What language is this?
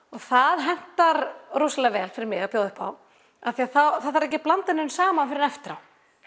Icelandic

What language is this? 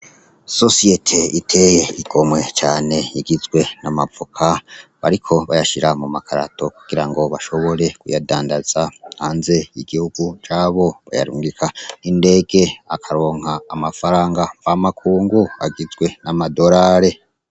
Rundi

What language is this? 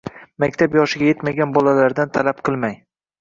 Uzbek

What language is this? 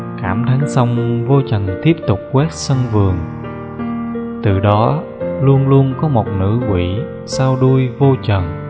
Vietnamese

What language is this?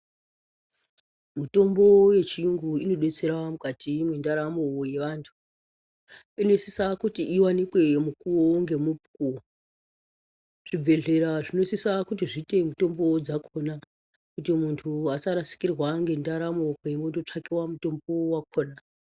Ndau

